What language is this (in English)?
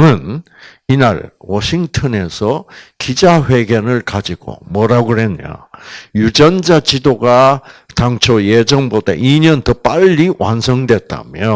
Korean